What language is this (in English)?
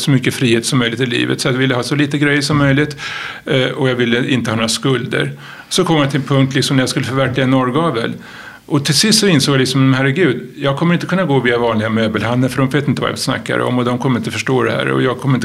Swedish